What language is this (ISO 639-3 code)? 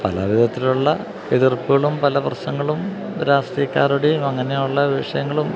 mal